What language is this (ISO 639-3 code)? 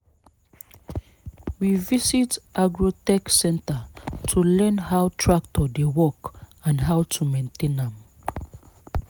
pcm